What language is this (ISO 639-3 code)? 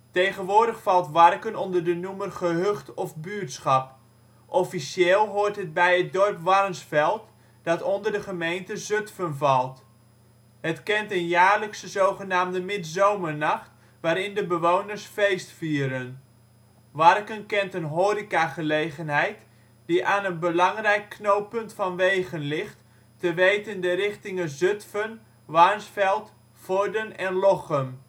nld